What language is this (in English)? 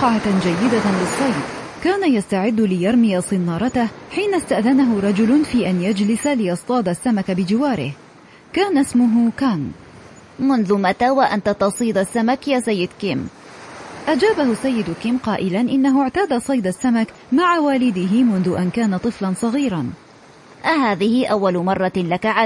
Arabic